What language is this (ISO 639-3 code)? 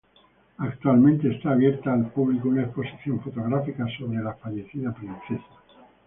spa